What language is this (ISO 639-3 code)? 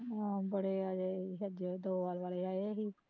pan